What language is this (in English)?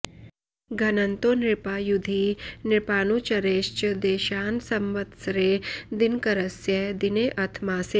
Sanskrit